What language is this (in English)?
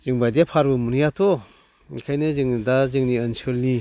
Bodo